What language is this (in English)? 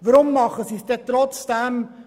Swiss German